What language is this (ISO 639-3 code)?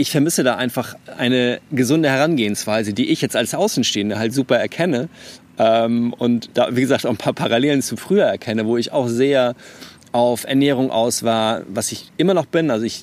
deu